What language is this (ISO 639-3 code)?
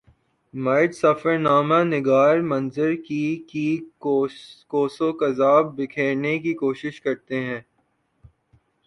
urd